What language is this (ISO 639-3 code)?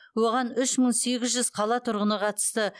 kaz